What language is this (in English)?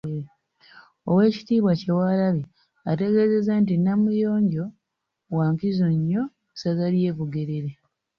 Ganda